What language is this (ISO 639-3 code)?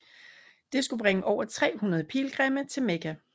dan